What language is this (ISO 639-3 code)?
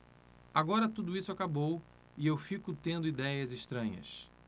por